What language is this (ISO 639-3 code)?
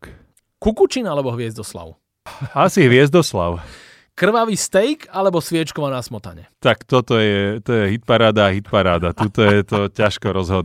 slk